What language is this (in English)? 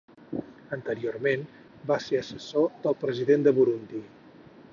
Catalan